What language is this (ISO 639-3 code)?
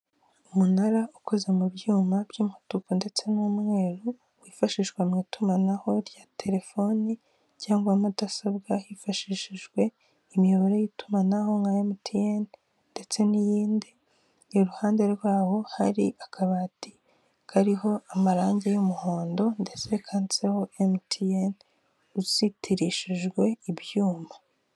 kin